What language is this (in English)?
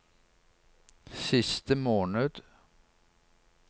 Norwegian